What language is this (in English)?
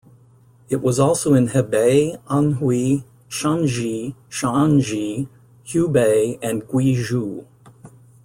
English